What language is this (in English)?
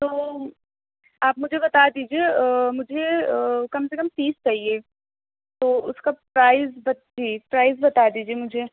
Urdu